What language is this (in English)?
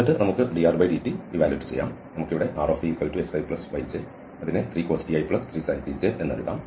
Malayalam